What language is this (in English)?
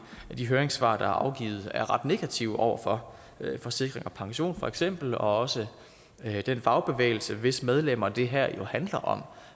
Danish